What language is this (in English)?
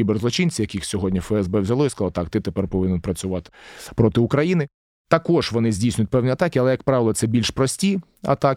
Ukrainian